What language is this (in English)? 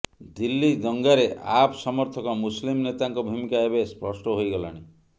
Odia